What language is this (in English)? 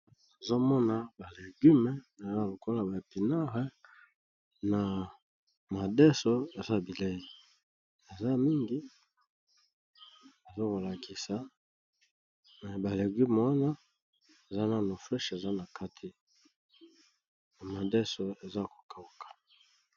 Lingala